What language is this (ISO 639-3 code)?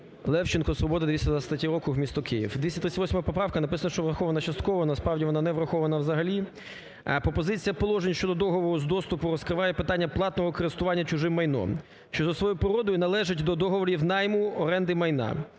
ukr